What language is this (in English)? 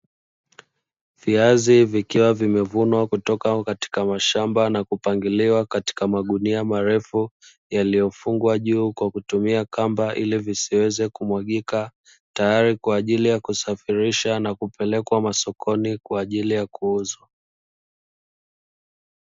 Swahili